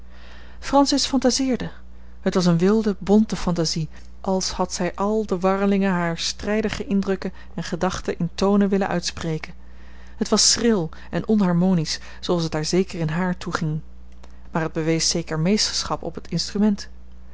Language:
Dutch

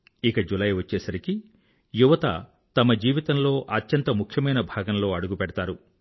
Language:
Telugu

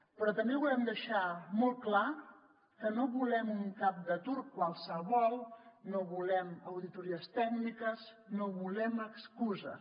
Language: Catalan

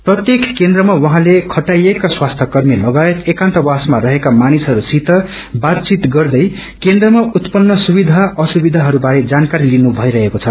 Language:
Nepali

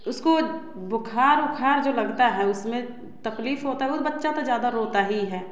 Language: Hindi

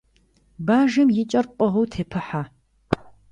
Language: Kabardian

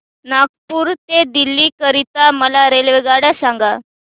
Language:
Marathi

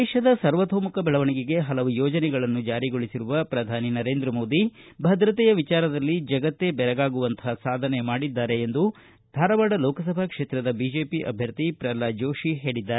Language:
Kannada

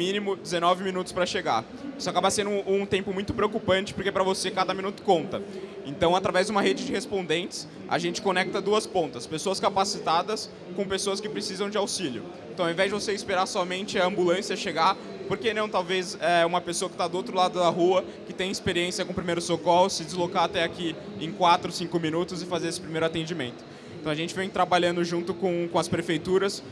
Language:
Portuguese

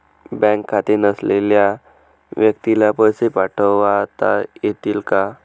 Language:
Marathi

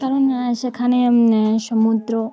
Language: Bangla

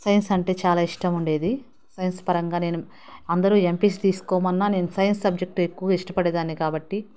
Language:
Telugu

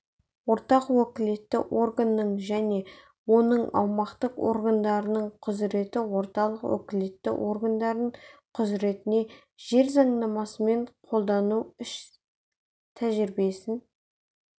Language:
Kazakh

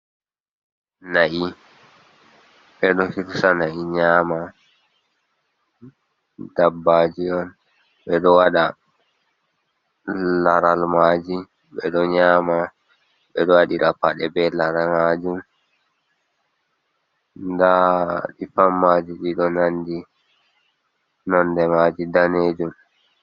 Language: Fula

